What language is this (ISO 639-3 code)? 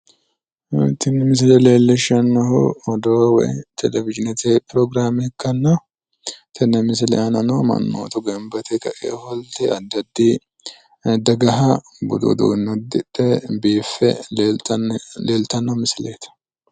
sid